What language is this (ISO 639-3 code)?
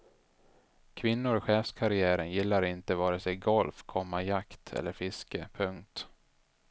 swe